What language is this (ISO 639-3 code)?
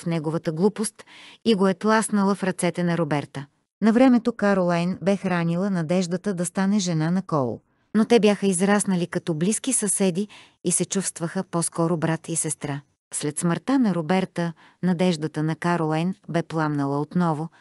bul